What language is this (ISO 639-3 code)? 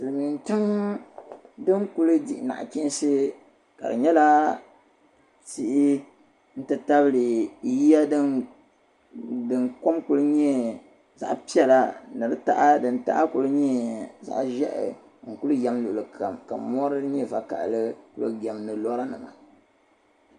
dag